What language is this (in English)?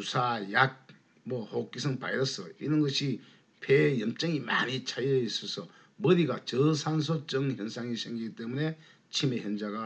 Korean